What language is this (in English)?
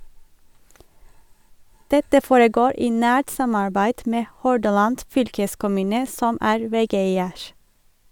Norwegian